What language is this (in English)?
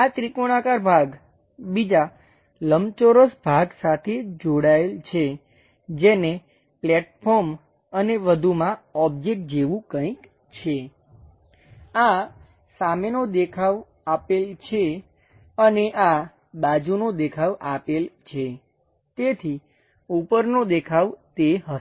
Gujarati